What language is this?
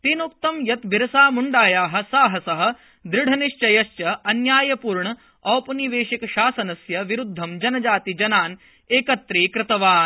Sanskrit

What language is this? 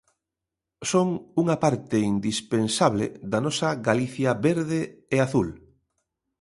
Galician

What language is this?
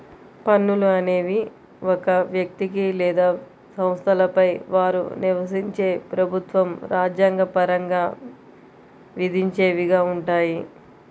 Telugu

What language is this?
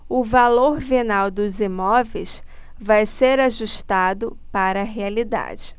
Portuguese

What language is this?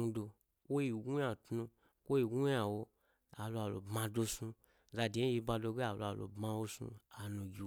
Gbari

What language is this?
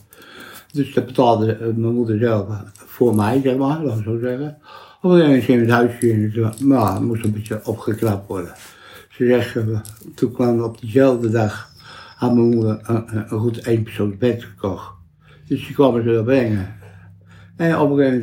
Dutch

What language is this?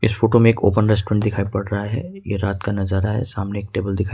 Hindi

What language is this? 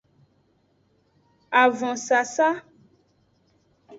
Aja (Benin)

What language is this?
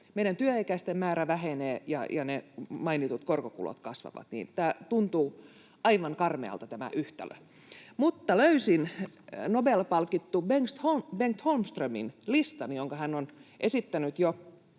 Finnish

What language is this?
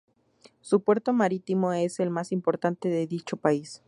Spanish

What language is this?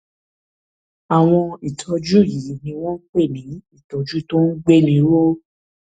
Yoruba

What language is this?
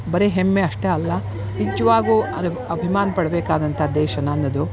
Kannada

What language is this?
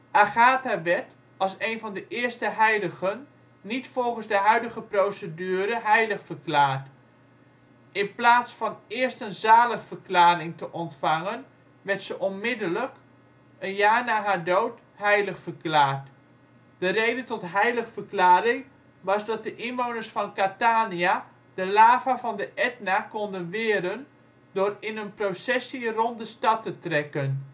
Dutch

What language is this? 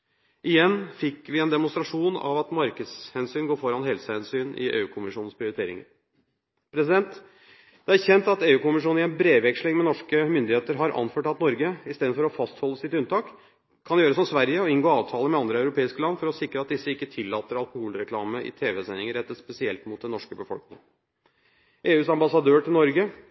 Norwegian Bokmål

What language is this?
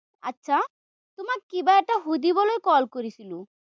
Assamese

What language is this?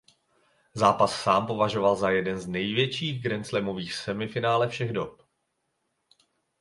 Czech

